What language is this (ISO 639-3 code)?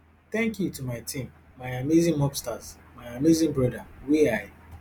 pcm